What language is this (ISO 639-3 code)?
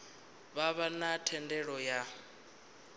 ven